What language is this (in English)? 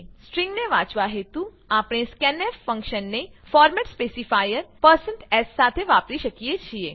Gujarati